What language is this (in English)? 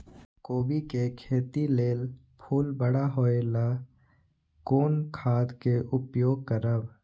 Maithili